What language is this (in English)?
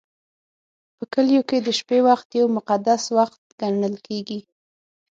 Pashto